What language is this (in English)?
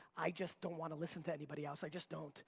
English